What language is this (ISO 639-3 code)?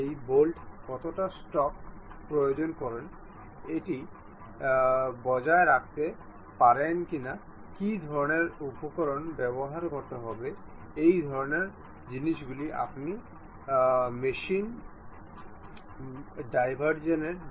ben